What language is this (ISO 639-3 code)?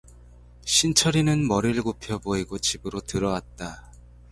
kor